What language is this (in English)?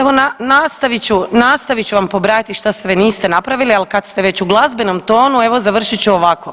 Croatian